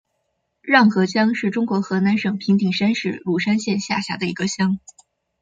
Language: Chinese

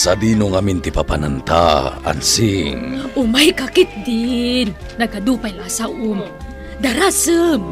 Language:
Filipino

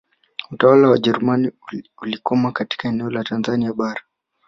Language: Swahili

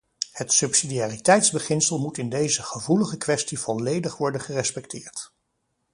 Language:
Dutch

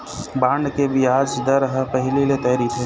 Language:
Chhattisgarhi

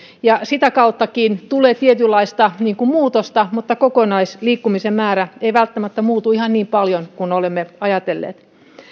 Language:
Finnish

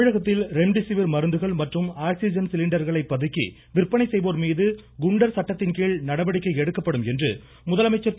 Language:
Tamil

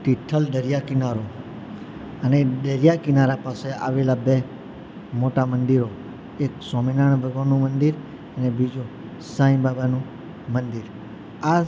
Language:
Gujarati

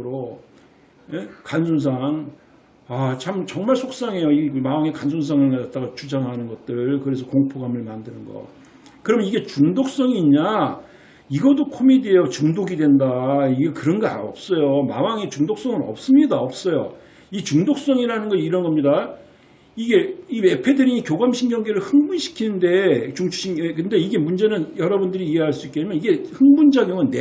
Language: Korean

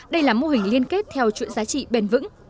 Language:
Vietnamese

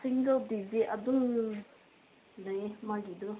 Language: Manipuri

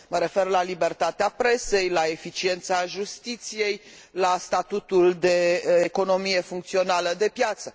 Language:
Romanian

